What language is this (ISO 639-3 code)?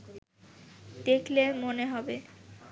ben